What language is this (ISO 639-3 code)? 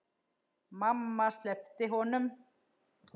isl